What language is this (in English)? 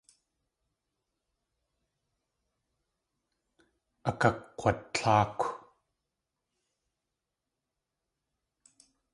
Tlingit